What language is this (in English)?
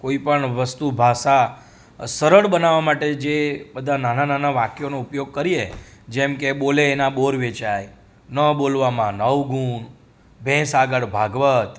Gujarati